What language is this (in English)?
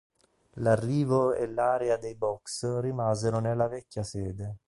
Italian